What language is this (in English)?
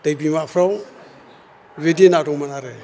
Bodo